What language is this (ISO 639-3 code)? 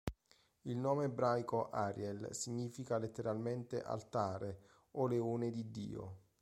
ita